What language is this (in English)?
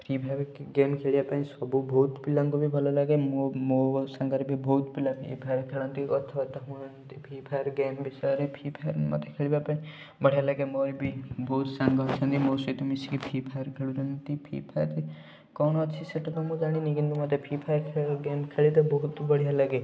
Odia